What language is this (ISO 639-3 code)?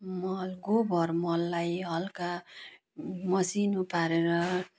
nep